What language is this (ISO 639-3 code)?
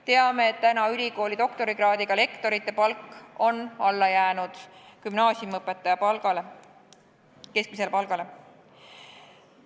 est